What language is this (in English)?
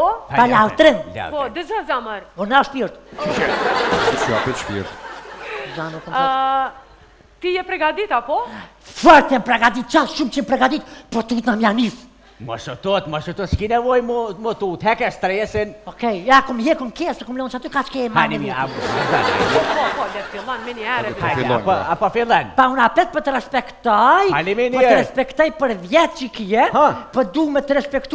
Romanian